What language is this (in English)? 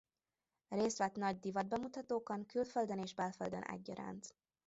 Hungarian